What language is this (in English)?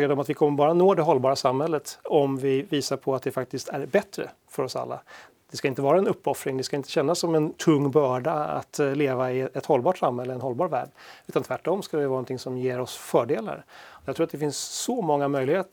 Swedish